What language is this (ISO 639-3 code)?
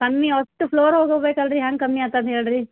kan